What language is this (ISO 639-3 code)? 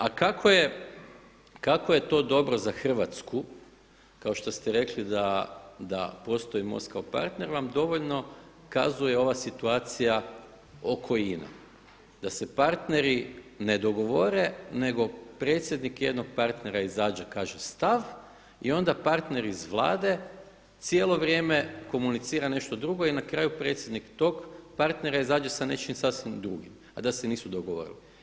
hrv